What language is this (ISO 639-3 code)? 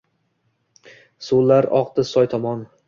uzb